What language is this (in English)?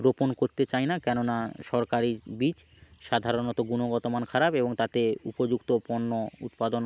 Bangla